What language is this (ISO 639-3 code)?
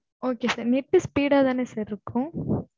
tam